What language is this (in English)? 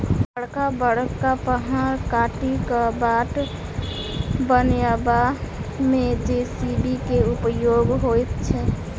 Maithili